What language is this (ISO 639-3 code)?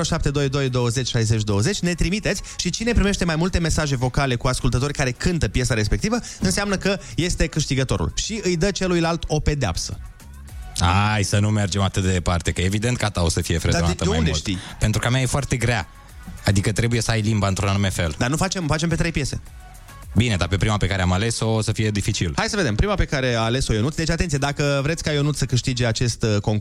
ron